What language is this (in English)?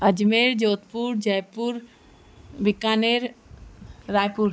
Sindhi